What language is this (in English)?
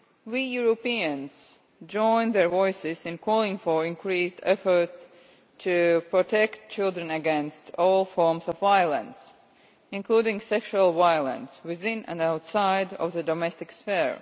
English